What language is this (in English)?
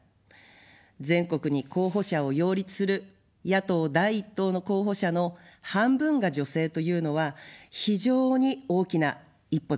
Japanese